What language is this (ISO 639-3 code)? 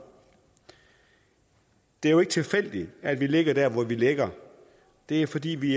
dan